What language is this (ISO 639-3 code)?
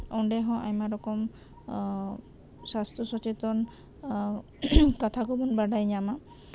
sat